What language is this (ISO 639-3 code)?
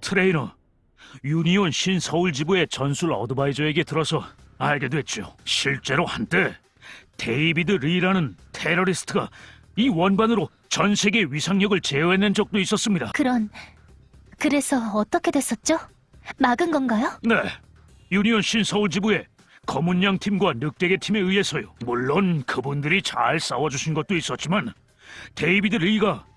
kor